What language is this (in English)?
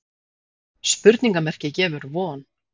Icelandic